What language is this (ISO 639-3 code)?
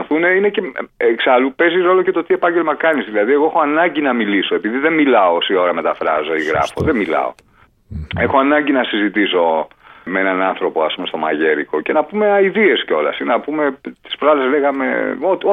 ell